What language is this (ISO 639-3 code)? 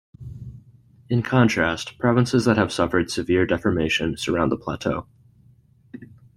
eng